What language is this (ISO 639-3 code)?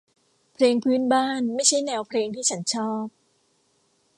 tha